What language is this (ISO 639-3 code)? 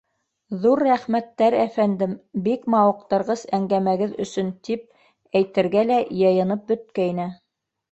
bak